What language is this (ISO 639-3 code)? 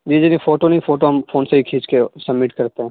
urd